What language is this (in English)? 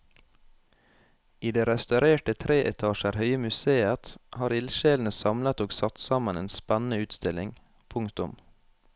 Norwegian